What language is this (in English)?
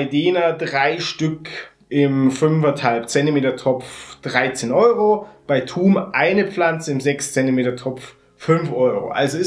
German